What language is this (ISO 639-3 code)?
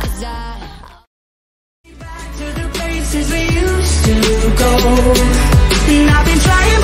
eng